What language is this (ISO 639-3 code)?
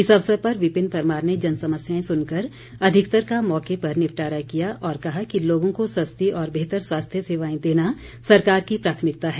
hin